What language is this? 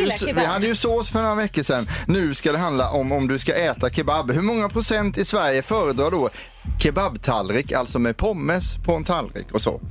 Swedish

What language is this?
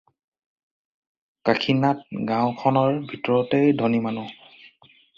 Assamese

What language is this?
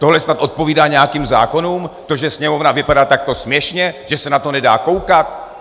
Czech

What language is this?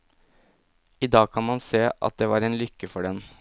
Norwegian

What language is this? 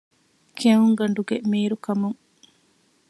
Divehi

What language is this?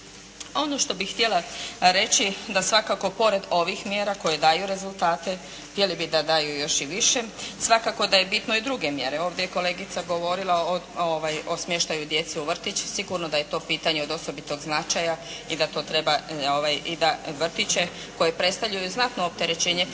Croatian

